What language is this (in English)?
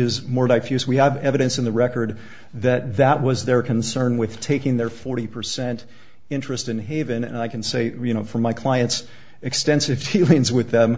English